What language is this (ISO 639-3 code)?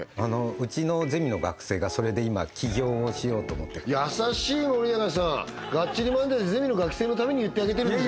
jpn